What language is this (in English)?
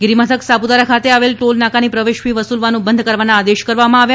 Gujarati